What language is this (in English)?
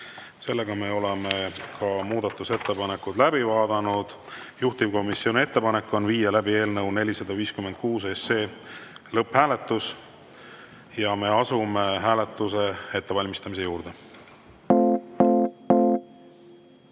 Estonian